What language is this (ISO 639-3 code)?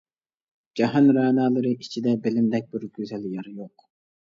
uig